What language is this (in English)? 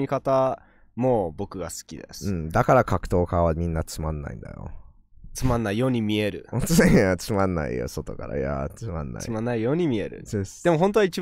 Japanese